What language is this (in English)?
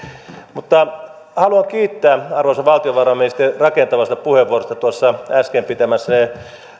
Finnish